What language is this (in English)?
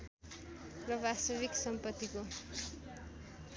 Nepali